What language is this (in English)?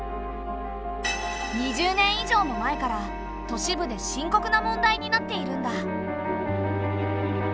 Japanese